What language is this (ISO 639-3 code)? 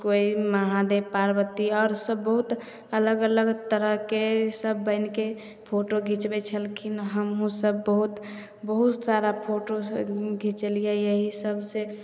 mai